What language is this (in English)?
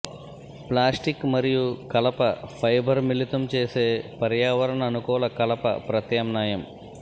Telugu